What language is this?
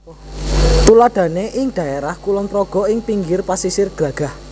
Javanese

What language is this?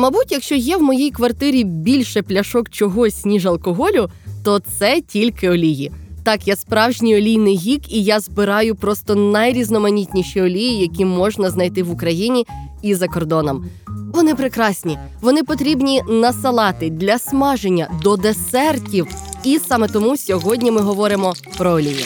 Ukrainian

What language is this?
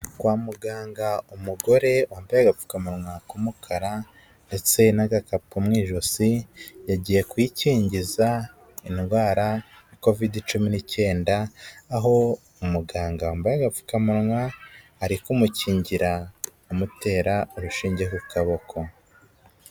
Kinyarwanda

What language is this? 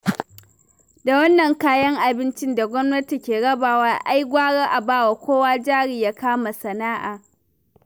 Hausa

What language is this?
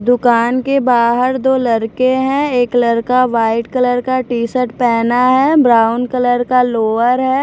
Hindi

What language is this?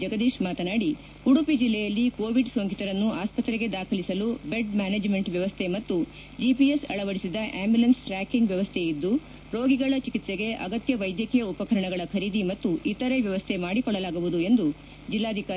Kannada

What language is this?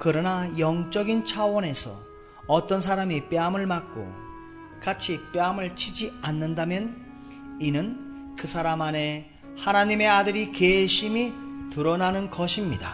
Korean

